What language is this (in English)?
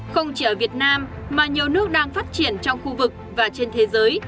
Vietnamese